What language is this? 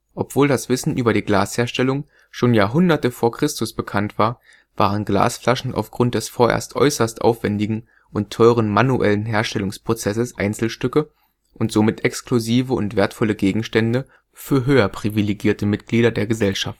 German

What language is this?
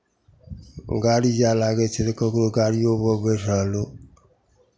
Maithili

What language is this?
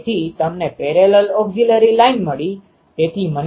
Gujarati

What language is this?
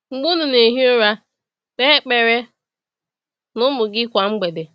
Igbo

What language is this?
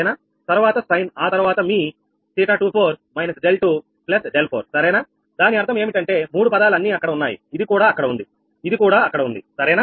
Telugu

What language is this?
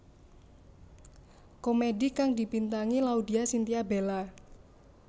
Javanese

